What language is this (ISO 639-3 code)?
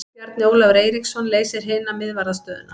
isl